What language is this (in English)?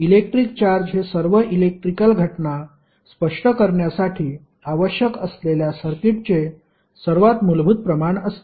Marathi